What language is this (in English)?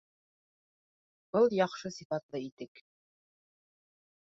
Bashkir